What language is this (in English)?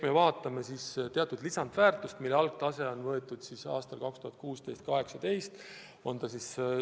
Estonian